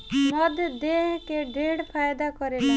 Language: Bhojpuri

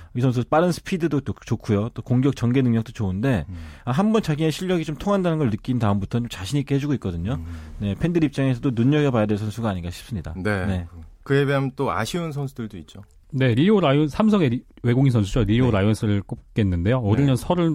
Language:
Korean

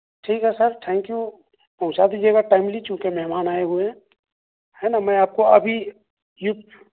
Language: Urdu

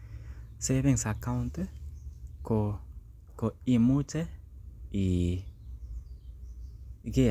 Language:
Kalenjin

